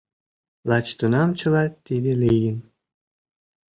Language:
Mari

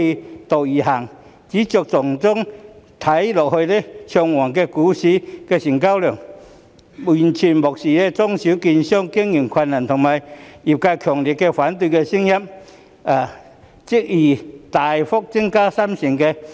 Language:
Cantonese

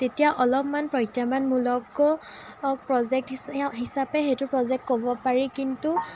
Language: Assamese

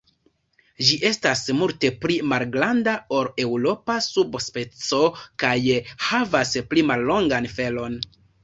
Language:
Esperanto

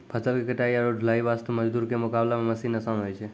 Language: Maithili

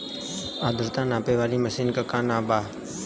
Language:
Bhojpuri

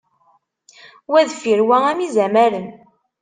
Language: Kabyle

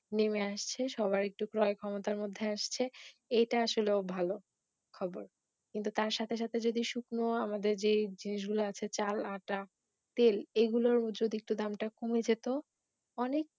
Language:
Bangla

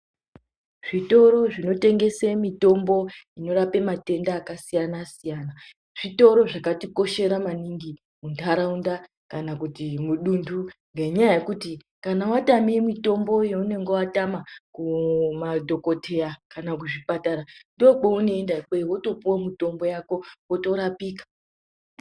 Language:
Ndau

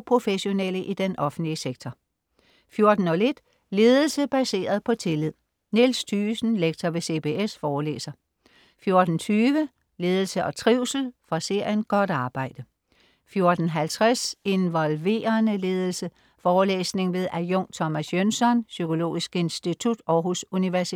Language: Danish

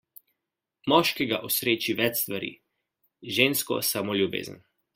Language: Slovenian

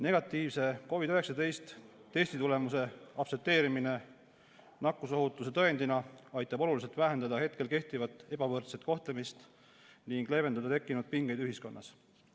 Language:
Estonian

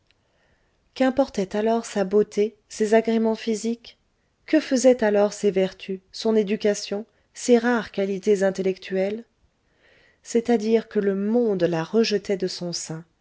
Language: French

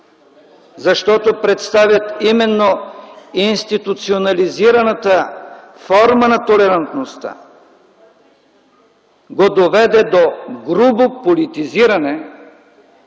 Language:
Bulgarian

